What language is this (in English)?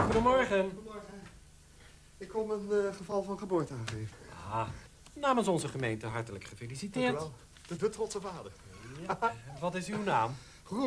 Dutch